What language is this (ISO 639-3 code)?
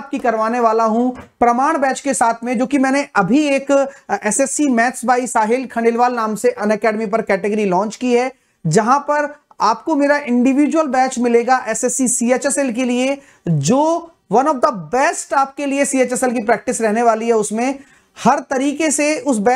hin